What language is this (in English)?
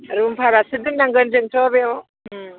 Bodo